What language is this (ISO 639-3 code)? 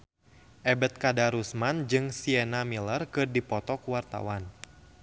sun